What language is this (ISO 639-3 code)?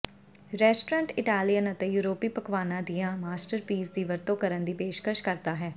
pan